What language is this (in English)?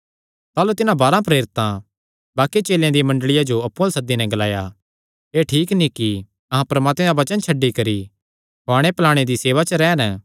Kangri